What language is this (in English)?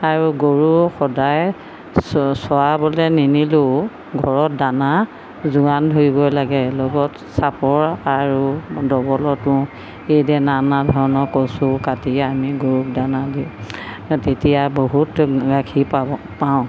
Assamese